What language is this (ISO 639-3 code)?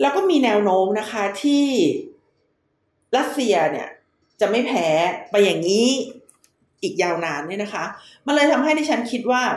tha